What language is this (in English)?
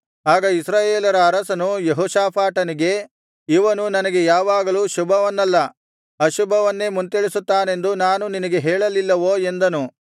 Kannada